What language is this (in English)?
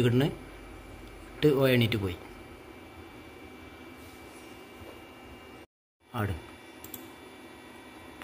Malayalam